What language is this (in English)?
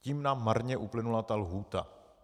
Czech